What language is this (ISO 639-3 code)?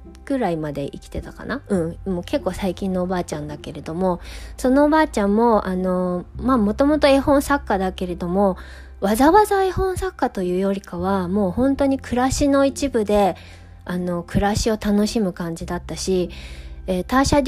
jpn